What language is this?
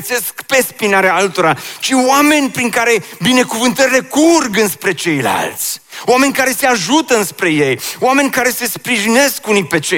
Romanian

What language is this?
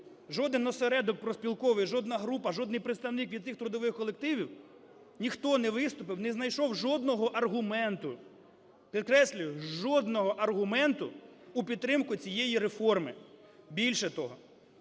Ukrainian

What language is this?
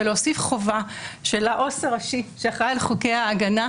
Hebrew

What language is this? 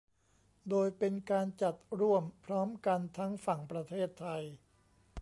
Thai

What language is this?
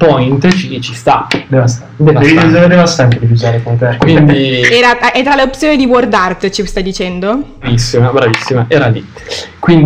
Italian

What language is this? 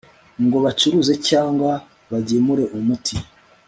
Kinyarwanda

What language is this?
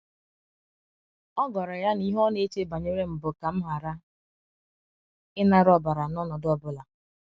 Igbo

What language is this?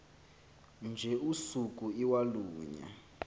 Xhosa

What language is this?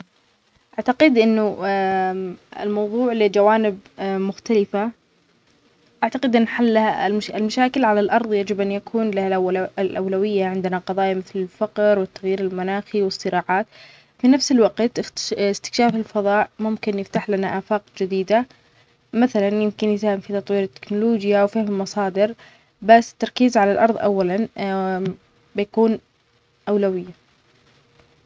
Omani Arabic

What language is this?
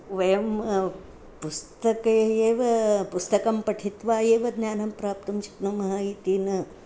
Sanskrit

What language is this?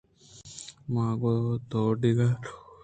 Eastern Balochi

